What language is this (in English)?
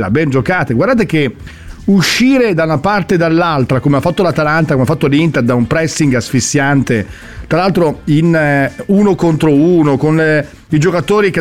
Italian